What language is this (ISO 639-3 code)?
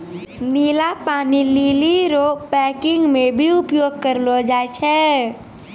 mai